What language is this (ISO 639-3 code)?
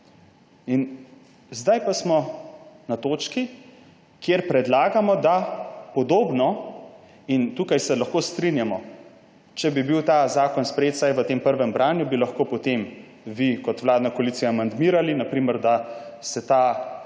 slv